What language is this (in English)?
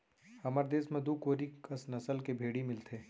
Chhattisgarhi